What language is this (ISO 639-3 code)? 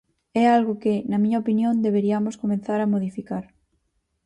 glg